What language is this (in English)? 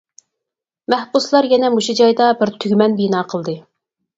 Uyghur